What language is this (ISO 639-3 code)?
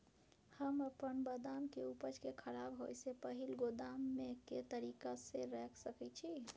mai